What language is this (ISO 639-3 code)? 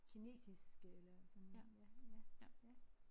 dan